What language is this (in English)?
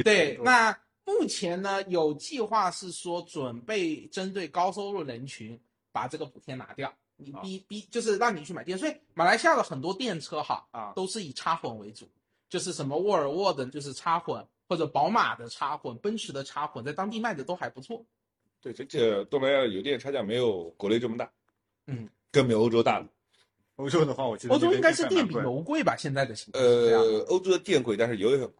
Chinese